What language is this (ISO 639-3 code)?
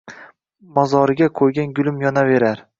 uzb